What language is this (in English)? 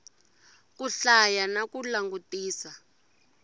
Tsonga